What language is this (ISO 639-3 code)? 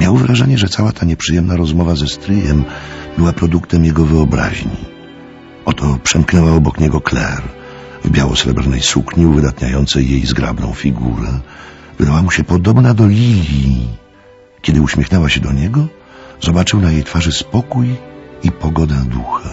pol